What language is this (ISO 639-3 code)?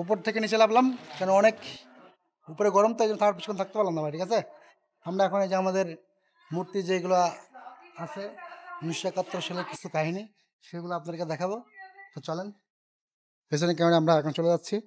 ben